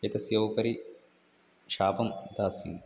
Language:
Sanskrit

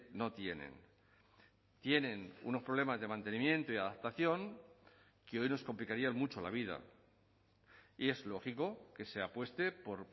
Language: Spanish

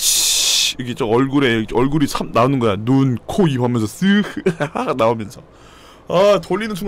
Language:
Korean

